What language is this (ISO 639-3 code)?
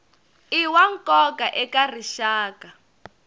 tso